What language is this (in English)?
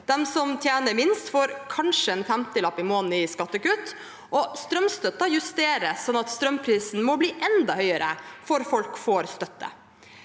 Norwegian